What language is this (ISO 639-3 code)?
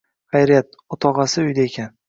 uzb